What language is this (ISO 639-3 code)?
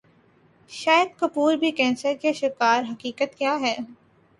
urd